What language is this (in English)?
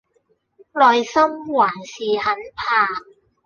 Cantonese